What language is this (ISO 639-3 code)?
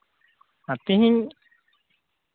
sat